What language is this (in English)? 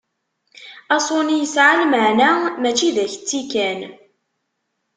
Kabyle